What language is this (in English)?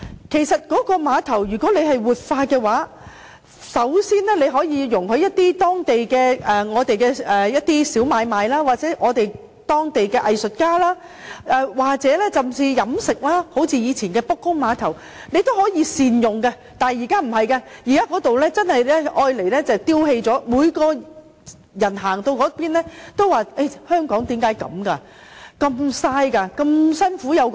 Cantonese